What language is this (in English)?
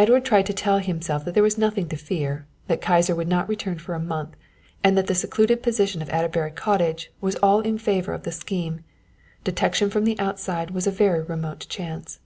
English